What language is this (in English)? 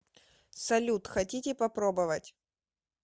Russian